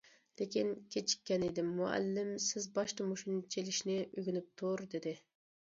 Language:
Uyghur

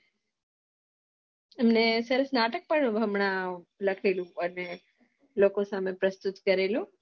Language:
Gujarati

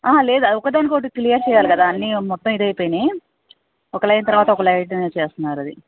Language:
Telugu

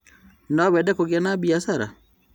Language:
Kikuyu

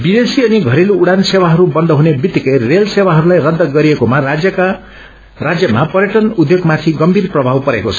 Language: Nepali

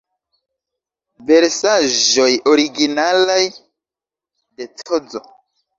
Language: Esperanto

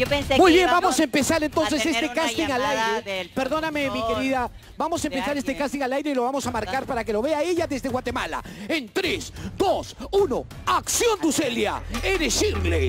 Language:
Spanish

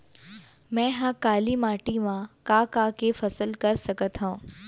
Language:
Chhattisgarhi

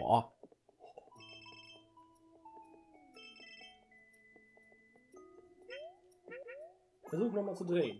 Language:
German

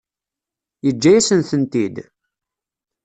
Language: Kabyle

